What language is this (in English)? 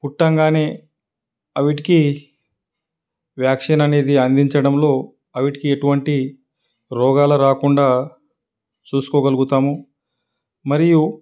Telugu